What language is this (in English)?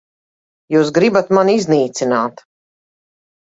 Latvian